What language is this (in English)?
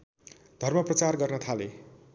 Nepali